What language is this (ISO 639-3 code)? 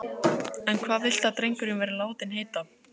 isl